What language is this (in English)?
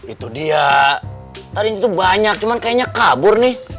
Indonesian